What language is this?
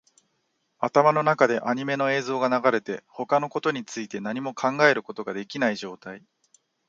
Japanese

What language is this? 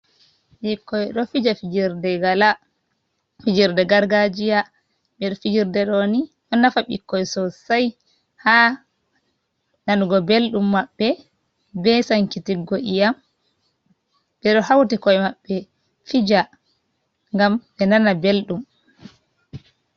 Fula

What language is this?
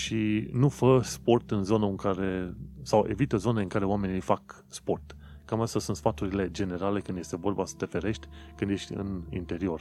Romanian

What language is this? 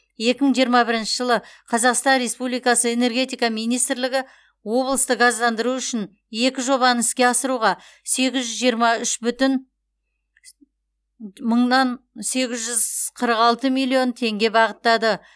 Kazakh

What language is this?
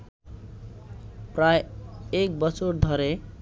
Bangla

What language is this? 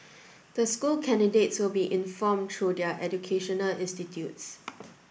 English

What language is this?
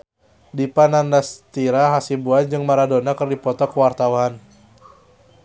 Sundanese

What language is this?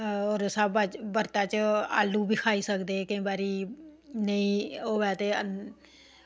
Dogri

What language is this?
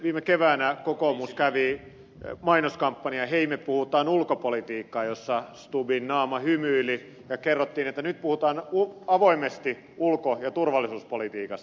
Finnish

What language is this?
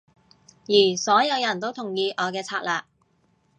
Cantonese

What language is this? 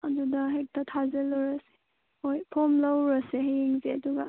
Manipuri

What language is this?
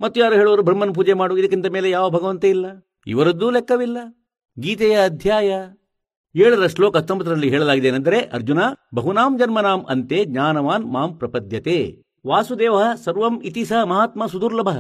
Kannada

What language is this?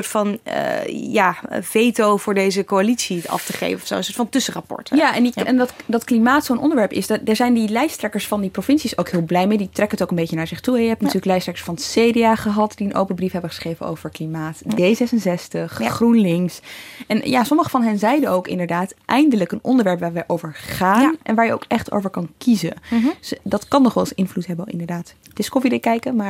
Dutch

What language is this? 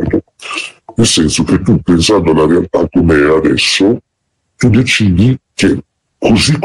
Italian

